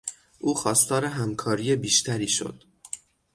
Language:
Persian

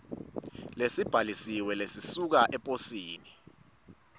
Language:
Swati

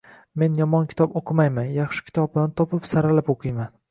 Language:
Uzbek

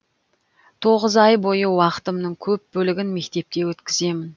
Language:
Kazakh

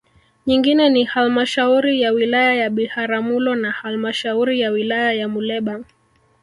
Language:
Swahili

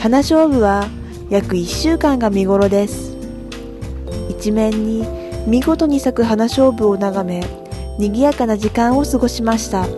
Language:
Japanese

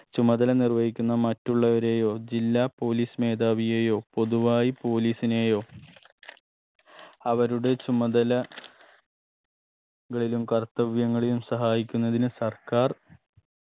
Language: Malayalam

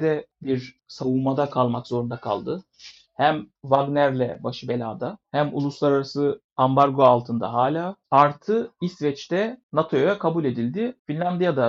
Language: Turkish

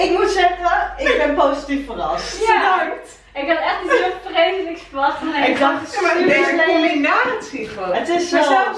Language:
Dutch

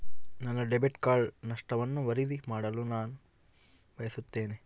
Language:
Kannada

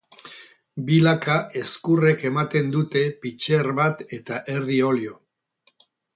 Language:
Basque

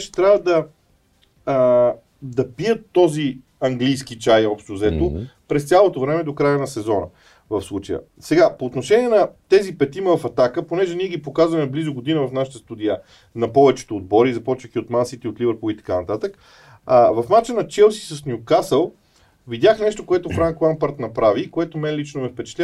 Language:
Bulgarian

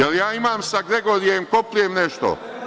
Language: Serbian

